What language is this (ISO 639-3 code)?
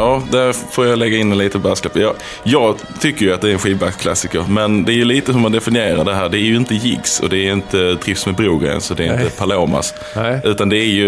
swe